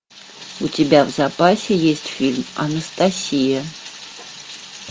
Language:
Russian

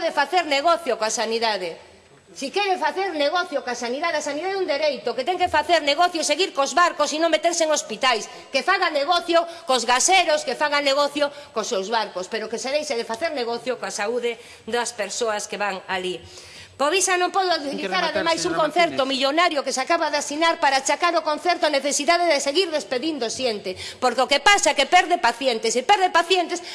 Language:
Spanish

